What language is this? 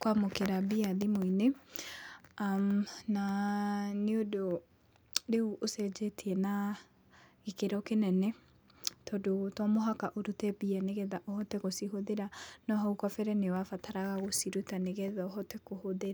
Kikuyu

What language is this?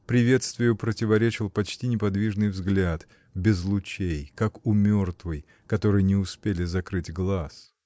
Russian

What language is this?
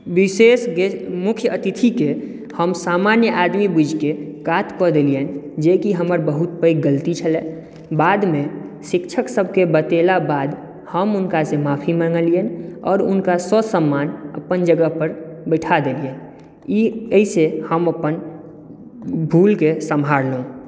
Maithili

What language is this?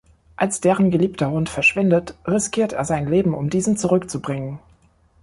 German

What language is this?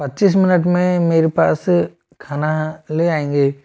Hindi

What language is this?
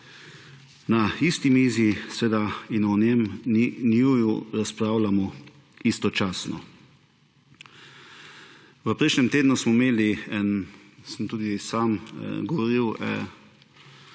Slovenian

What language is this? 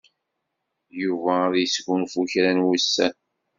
Kabyle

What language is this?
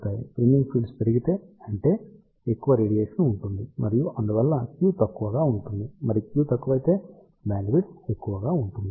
Telugu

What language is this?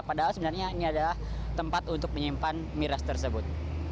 Indonesian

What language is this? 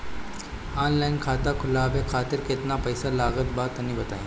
Bhojpuri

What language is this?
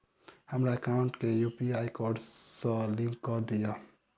Maithili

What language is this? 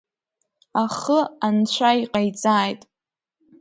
Abkhazian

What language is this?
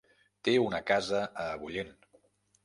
Catalan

